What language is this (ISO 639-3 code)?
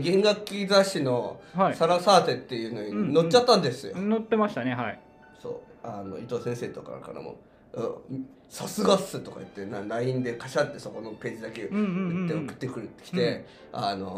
jpn